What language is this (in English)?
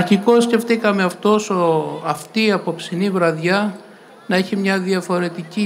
Greek